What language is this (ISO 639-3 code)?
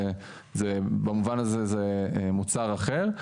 heb